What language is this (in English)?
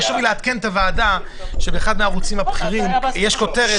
Hebrew